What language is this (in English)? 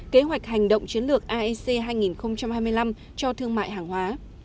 Vietnamese